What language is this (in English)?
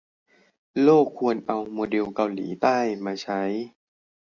Thai